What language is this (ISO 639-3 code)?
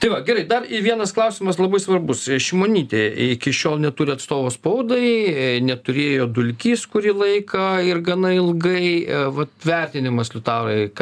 lit